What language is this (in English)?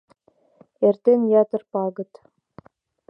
Mari